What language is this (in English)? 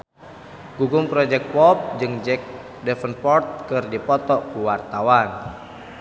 Sundanese